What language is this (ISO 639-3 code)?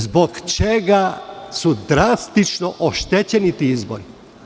srp